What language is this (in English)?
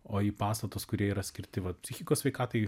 Lithuanian